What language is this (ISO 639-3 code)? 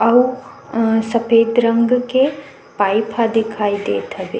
hne